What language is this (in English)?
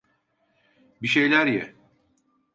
Turkish